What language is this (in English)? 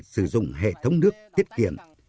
Vietnamese